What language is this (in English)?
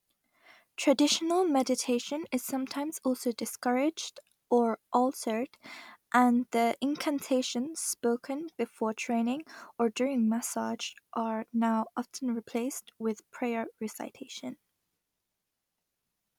English